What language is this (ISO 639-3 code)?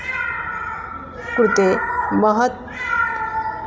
san